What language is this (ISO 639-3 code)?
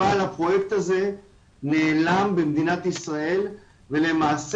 heb